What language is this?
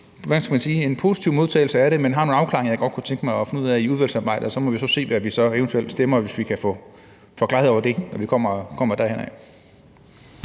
Danish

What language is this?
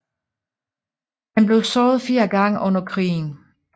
Danish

